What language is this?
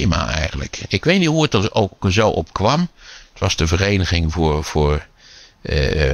Dutch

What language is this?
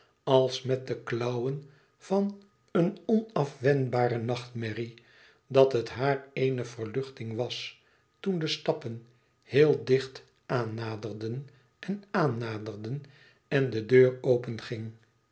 Dutch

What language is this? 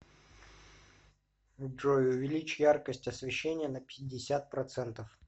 Russian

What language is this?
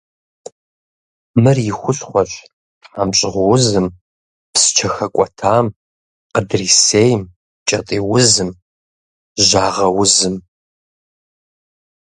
Kabardian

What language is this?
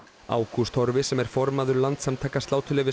Icelandic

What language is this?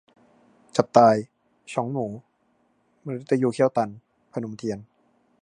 Thai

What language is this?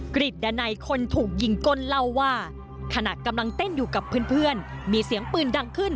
Thai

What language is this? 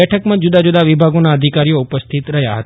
Gujarati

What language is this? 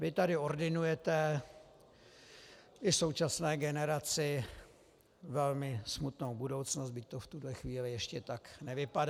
Czech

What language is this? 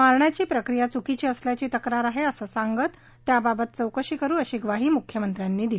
Marathi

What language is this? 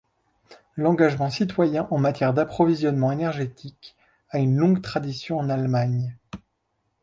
French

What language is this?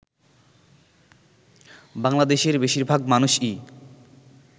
Bangla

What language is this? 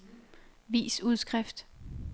Danish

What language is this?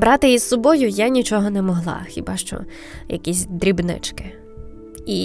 Ukrainian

